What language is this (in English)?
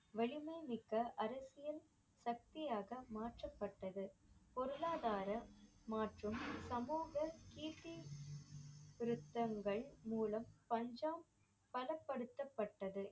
Tamil